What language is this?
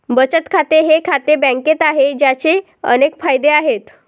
Marathi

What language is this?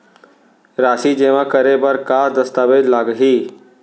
Chhattisgarhi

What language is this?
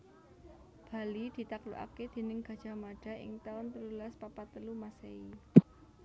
Javanese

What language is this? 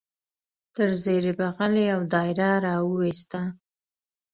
Pashto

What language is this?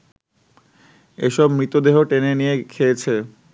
Bangla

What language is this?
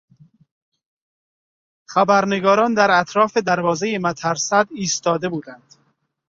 Persian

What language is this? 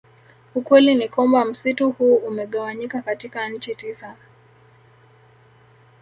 Swahili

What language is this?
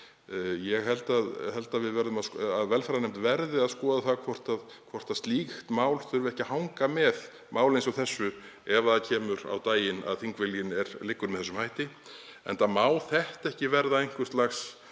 Icelandic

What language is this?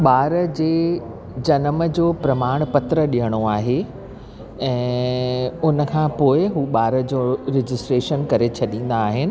Sindhi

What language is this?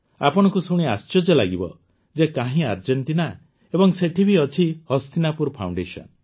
Odia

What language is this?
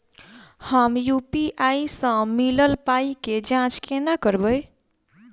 Maithili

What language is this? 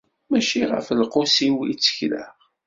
Kabyle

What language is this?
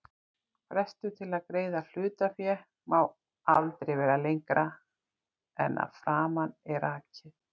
Icelandic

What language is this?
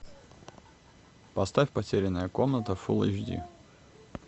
Russian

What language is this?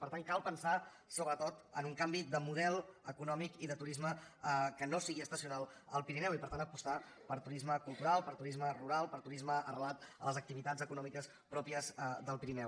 Catalan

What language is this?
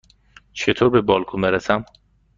Persian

